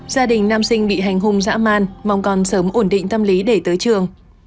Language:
Vietnamese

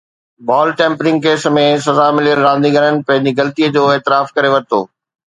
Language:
Sindhi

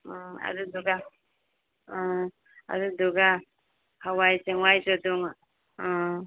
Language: Manipuri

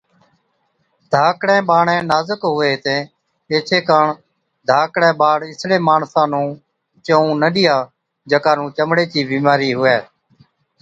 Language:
Od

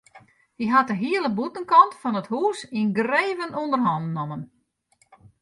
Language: Western Frisian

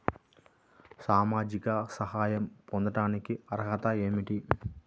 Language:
Telugu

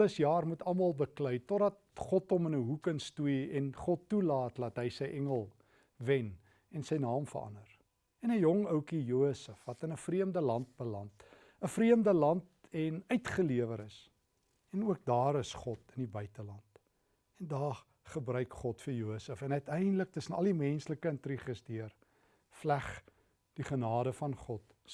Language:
Dutch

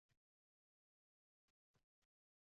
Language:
Uzbek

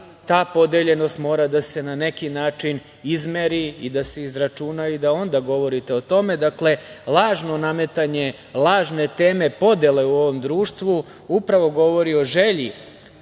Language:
Serbian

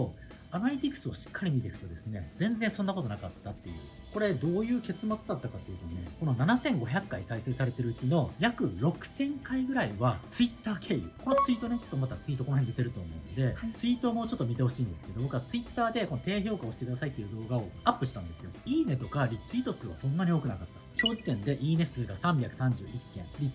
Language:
Japanese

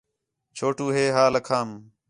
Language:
Khetrani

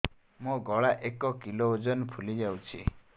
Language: Odia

